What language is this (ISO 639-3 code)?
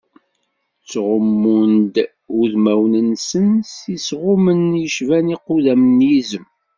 kab